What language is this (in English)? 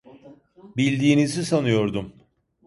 Turkish